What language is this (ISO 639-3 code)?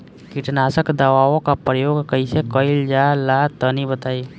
bho